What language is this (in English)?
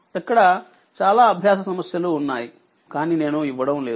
Telugu